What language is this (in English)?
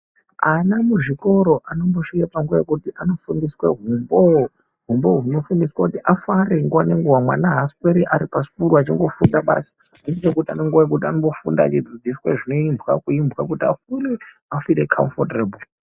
Ndau